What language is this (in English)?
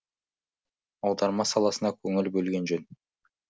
Kazakh